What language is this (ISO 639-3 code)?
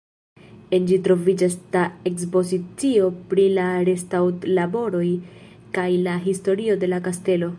epo